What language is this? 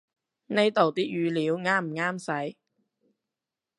Cantonese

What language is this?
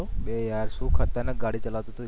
Gujarati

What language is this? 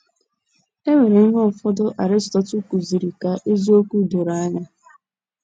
Igbo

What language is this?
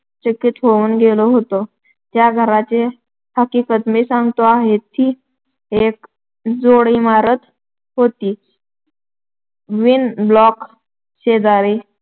Marathi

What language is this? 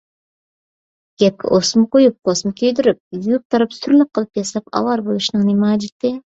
Uyghur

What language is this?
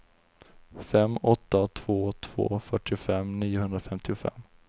Swedish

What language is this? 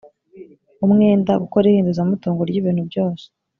Kinyarwanda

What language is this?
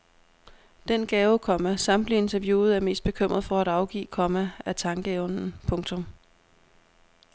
Danish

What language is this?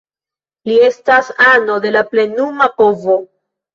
Esperanto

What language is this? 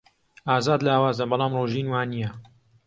Central Kurdish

